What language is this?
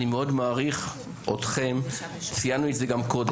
Hebrew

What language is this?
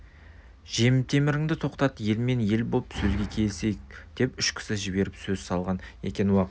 Kazakh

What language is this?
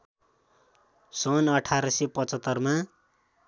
Nepali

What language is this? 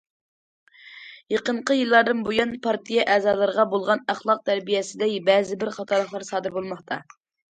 Uyghur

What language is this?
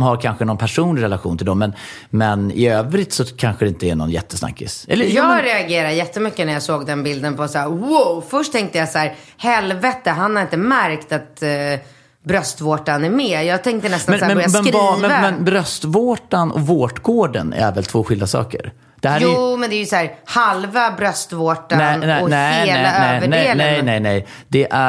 Swedish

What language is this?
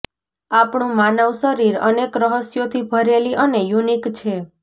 Gujarati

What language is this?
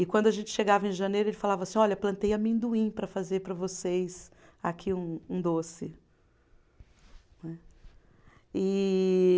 Portuguese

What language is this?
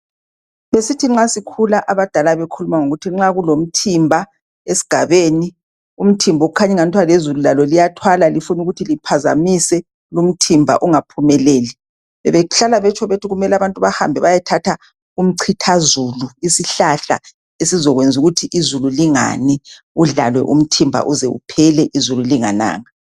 North Ndebele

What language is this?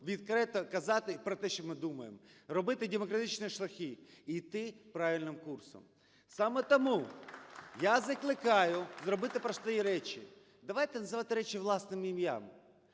Ukrainian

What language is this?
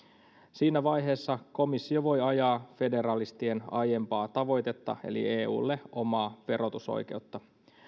Finnish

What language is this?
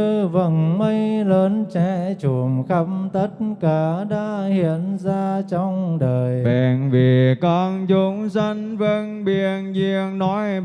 Vietnamese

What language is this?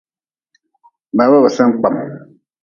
Nawdm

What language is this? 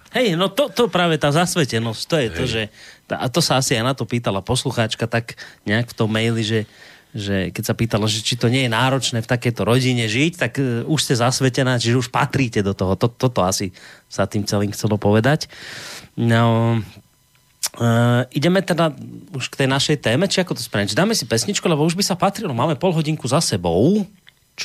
Slovak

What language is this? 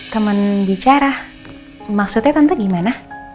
Indonesian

